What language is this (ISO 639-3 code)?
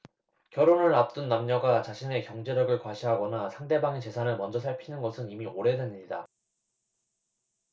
kor